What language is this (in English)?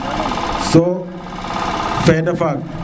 Serer